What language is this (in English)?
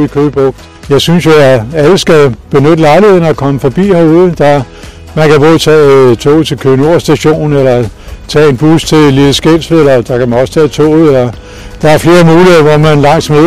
Danish